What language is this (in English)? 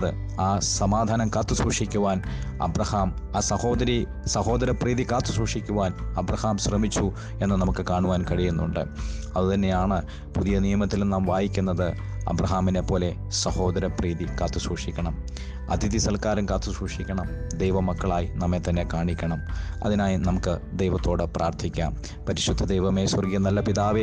Malayalam